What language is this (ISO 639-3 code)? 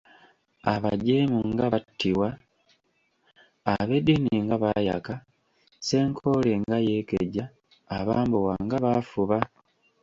lug